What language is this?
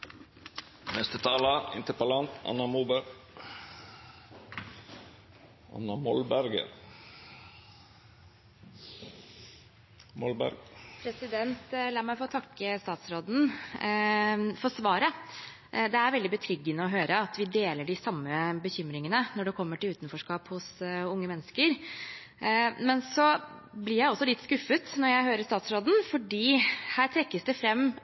Norwegian Bokmål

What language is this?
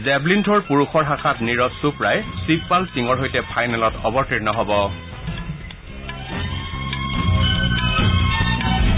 Assamese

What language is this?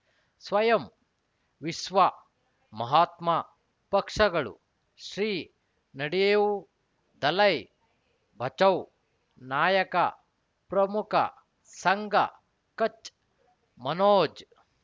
Kannada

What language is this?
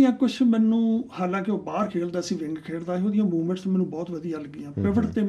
Punjabi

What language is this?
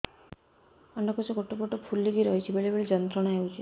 Odia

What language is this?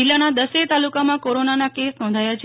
Gujarati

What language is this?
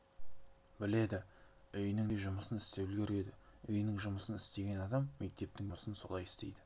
Kazakh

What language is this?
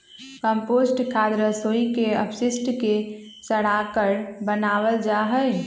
Magahi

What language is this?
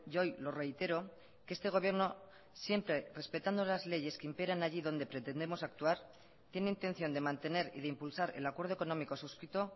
Spanish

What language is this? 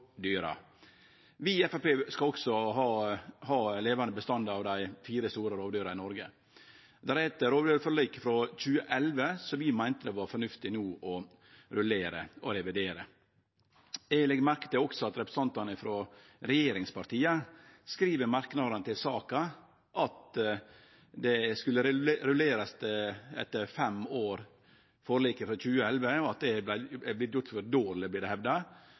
Norwegian Nynorsk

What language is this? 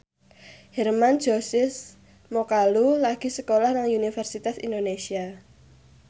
Javanese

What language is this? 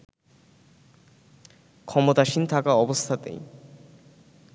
Bangla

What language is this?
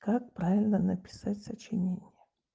Russian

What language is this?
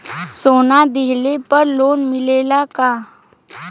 Bhojpuri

